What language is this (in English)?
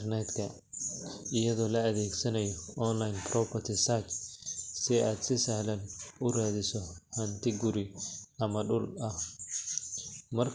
Somali